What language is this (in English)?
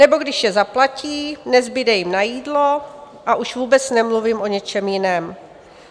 Czech